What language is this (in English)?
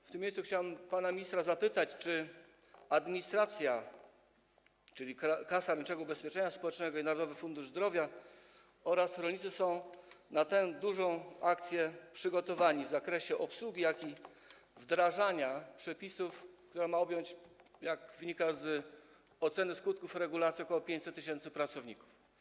Polish